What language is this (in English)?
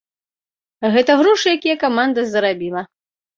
Belarusian